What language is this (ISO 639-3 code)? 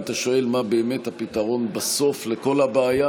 heb